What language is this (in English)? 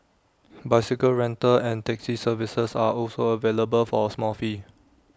English